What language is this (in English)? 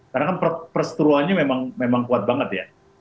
Indonesian